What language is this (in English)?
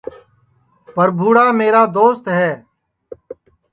Sansi